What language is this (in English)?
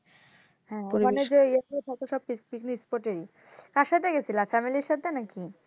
Bangla